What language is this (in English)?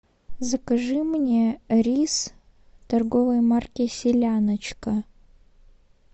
Russian